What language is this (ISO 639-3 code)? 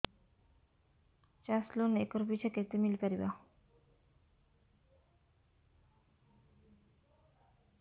ori